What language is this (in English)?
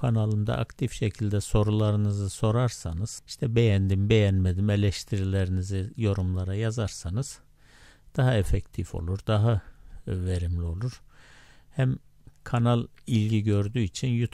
Turkish